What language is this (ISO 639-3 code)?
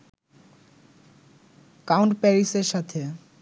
ben